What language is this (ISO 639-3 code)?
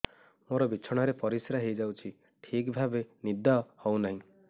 ori